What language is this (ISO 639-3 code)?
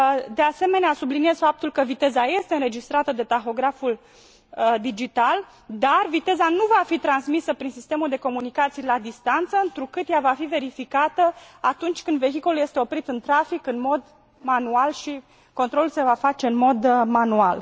ron